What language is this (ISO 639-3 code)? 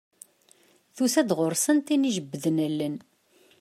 kab